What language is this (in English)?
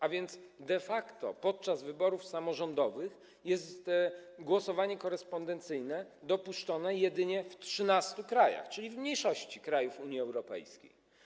Polish